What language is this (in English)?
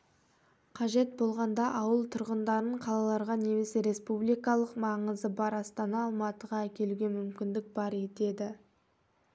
Kazakh